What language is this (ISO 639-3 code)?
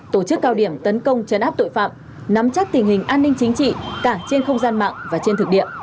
vie